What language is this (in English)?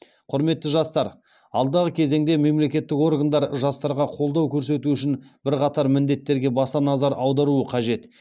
Kazakh